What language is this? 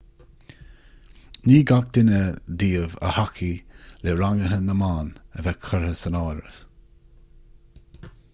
Irish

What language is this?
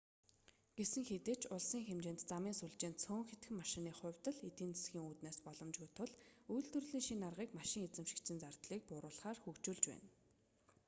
Mongolian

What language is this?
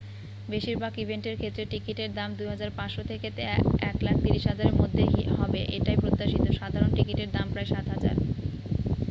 Bangla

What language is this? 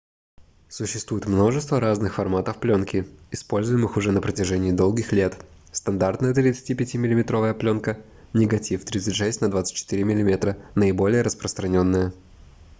Russian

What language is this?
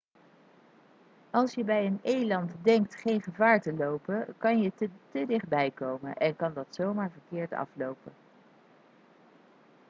Dutch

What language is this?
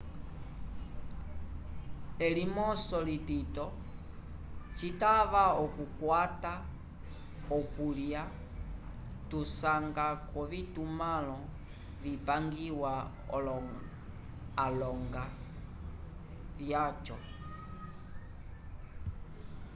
Umbundu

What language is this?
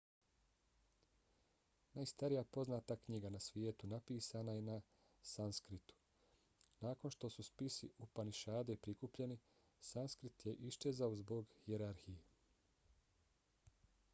Bosnian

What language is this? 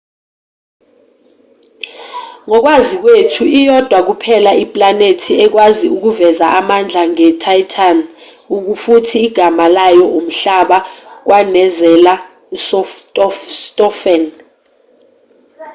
Zulu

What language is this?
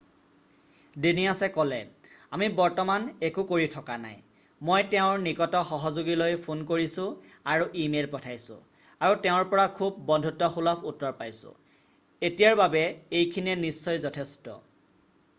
Assamese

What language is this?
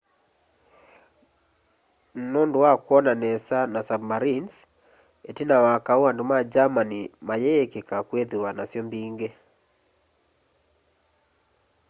Kamba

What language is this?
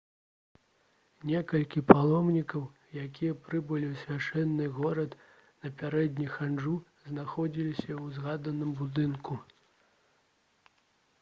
Belarusian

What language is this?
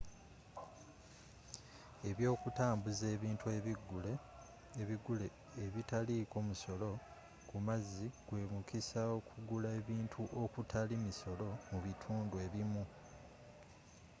Ganda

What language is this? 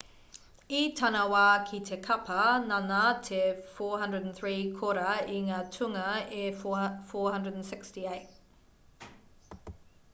Māori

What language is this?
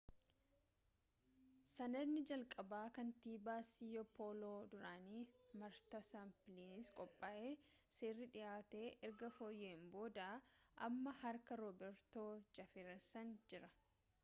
Oromo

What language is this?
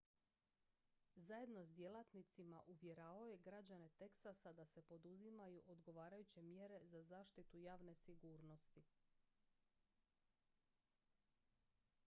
Croatian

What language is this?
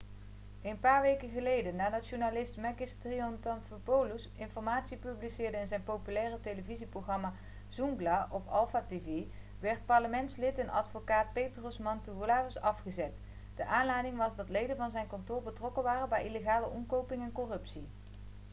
Dutch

